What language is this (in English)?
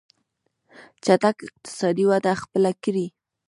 Pashto